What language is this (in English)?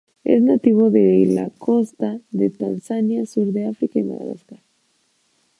Spanish